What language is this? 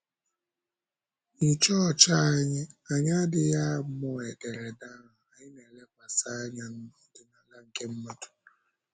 Igbo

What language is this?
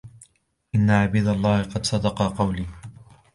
Arabic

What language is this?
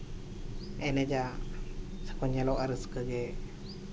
Santali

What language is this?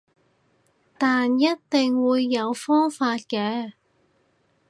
Cantonese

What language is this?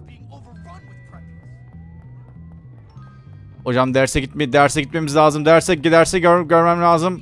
Turkish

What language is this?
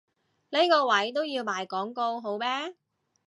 Cantonese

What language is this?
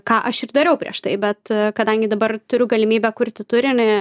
Lithuanian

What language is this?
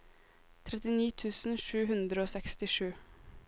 Norwegian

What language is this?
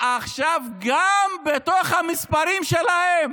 Hebrew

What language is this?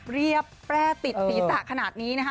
Thai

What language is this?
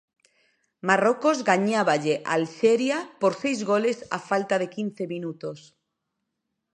Galician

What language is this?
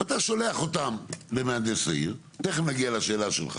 Hebrew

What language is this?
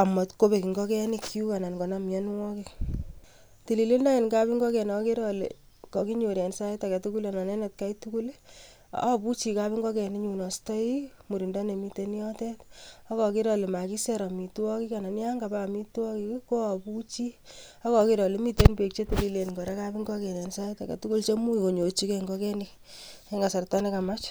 Kalenjin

